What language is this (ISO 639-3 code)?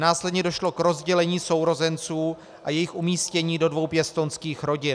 ces